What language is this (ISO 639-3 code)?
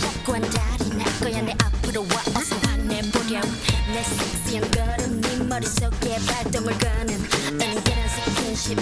ita